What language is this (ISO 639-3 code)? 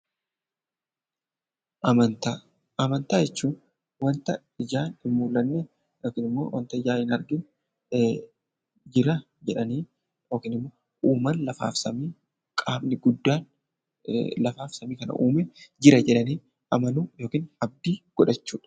orm